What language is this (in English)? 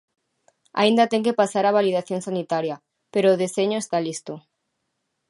Galician